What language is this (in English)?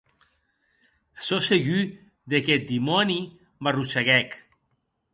Occitan